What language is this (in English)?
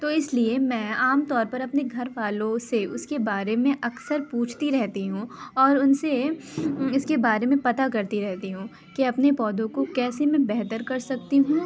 Urdu